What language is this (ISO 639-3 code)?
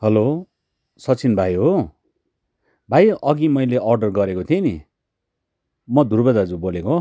nep